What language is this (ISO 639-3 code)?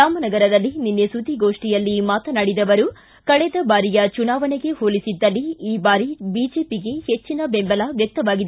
kan